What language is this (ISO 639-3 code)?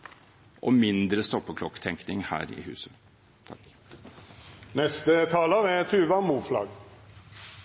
nob